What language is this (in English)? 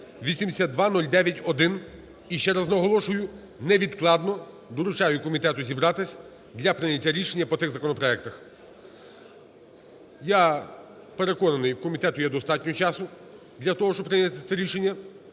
Ukrainian